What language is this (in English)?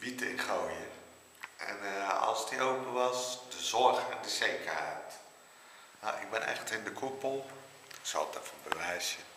Dutch